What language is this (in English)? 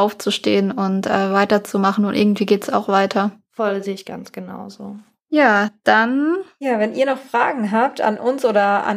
German